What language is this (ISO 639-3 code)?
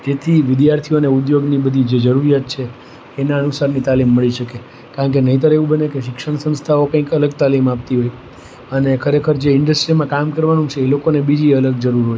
guj